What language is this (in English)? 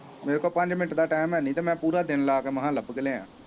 Punjabi